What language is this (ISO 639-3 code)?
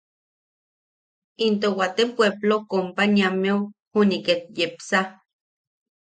yaq